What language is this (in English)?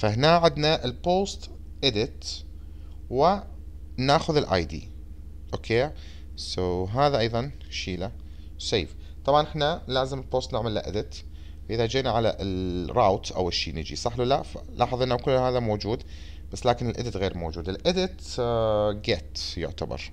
Arabic